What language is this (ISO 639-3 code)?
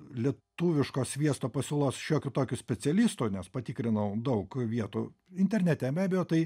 lit